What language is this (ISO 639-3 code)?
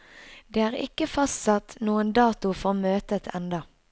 nor